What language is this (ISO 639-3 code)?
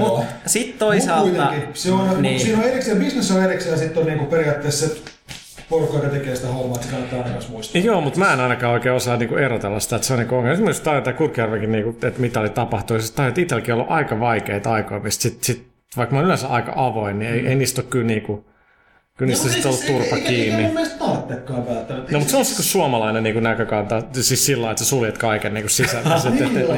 fin